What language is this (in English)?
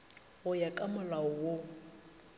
Northern Sotho